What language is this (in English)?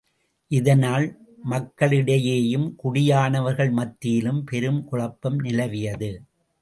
Tamil